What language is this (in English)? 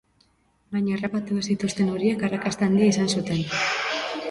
Basque